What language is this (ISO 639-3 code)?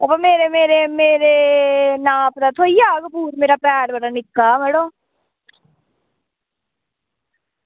doi